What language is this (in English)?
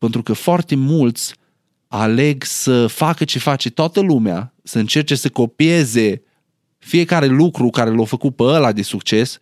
Romanian